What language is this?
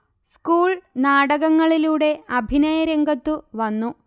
Malayalam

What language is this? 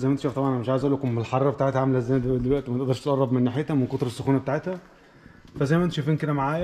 Arabic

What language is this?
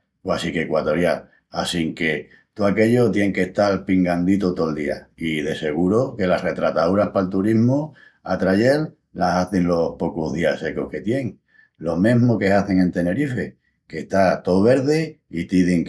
Extremaduran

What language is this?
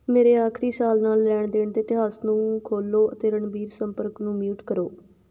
Punjabi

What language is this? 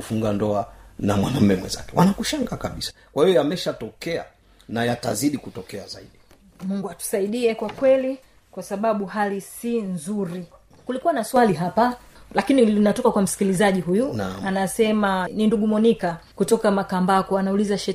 Swahili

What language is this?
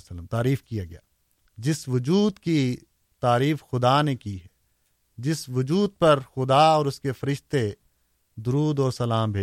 Urdu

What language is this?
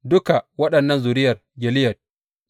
Hausa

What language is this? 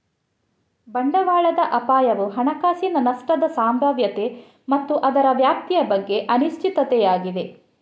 Kannada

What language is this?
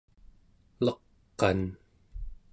Central Yupik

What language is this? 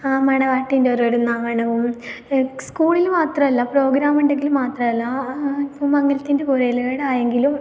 Malayalam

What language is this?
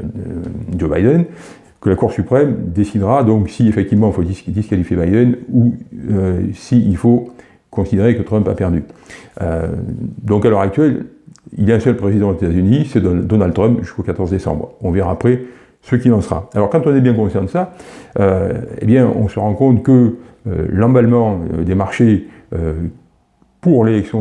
French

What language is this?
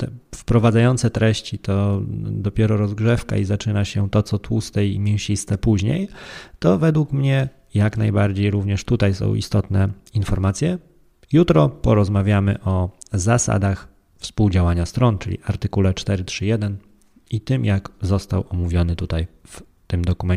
Polish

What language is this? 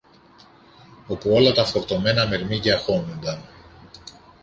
Greek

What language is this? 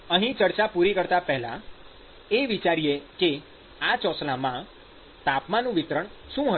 Gujarati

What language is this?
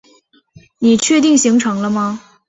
Chinese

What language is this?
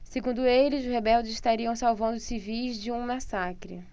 Portuguese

